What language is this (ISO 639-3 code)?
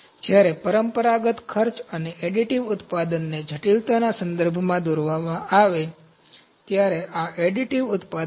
guj